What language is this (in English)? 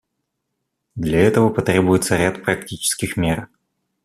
Russian